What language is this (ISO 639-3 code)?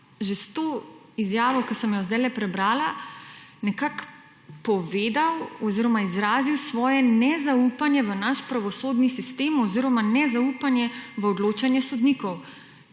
slv